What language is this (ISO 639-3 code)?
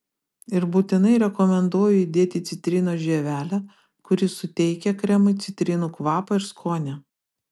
lit